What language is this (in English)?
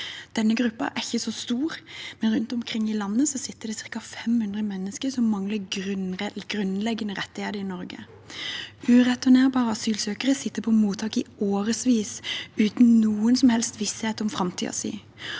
Norwegian